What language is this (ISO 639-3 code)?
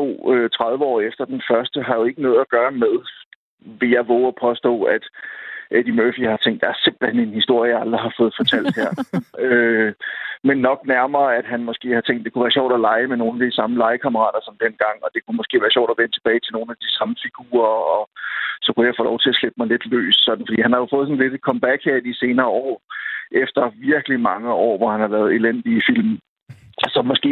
dan